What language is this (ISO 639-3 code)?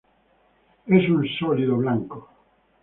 spa